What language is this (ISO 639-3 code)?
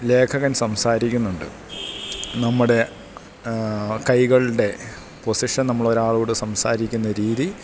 mal